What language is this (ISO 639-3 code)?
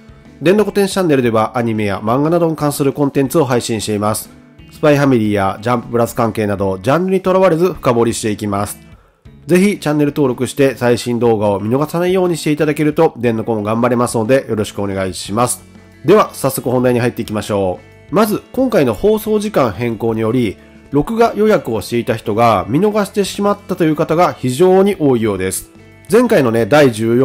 jpn